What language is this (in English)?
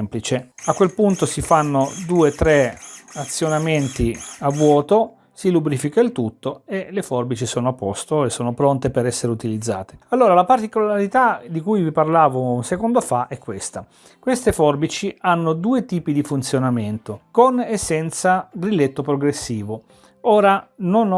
Italian